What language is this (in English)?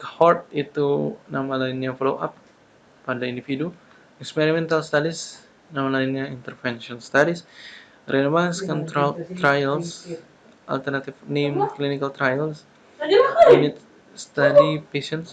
Indonesian